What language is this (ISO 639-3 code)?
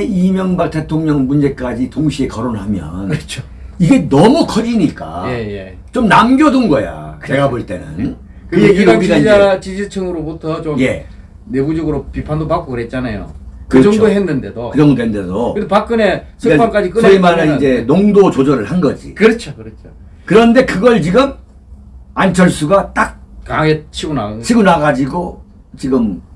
kor